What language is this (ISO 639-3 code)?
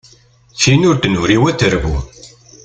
kab